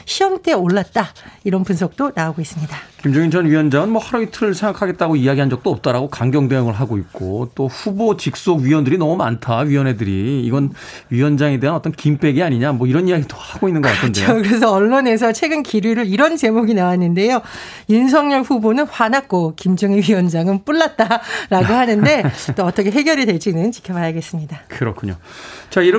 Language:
Korean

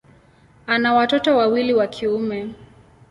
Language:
Swahili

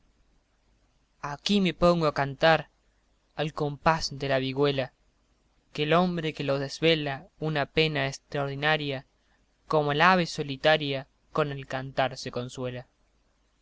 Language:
Spanish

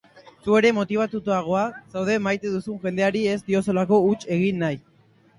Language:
Basque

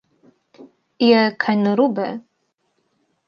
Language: Slovenian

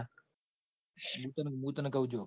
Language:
Gujarati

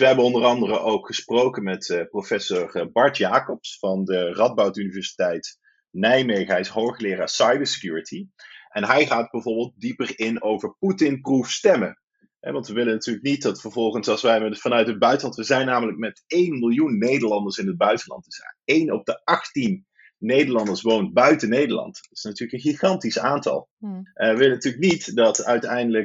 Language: Dutch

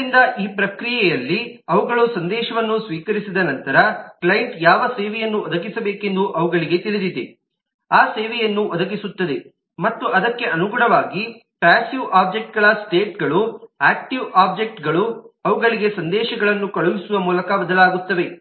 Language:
Kannada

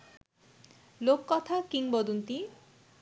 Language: Bangla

